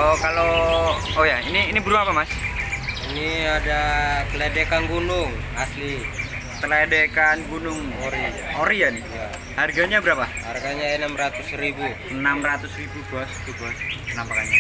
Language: Indonesian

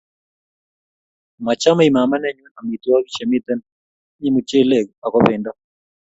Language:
Kalenjin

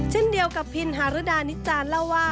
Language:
Thai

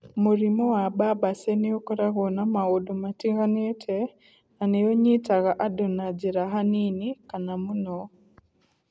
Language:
Kikuyu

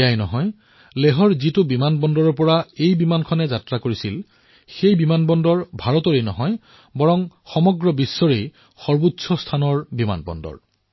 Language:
Assamese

